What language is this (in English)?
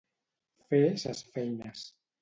Catalan